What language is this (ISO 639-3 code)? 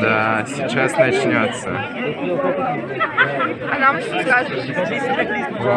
rus